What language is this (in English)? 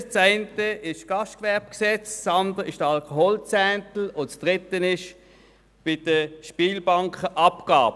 Swiss German